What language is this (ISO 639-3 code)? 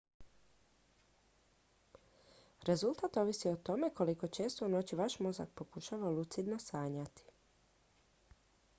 hrv